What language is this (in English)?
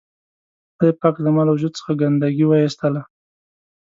Pashto